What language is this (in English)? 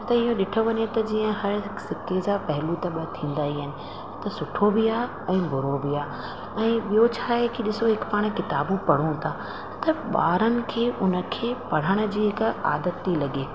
Sindhi